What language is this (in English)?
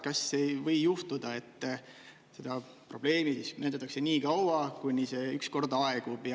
Estonian